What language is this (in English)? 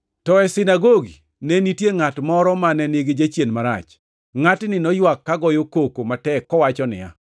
Luo (Kenya and Tanzania)